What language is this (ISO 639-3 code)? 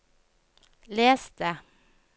nor